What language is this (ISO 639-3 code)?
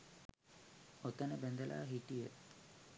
sin